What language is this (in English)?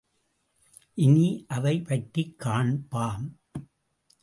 Tamil